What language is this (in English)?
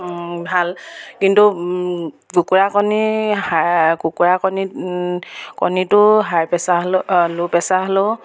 Assamese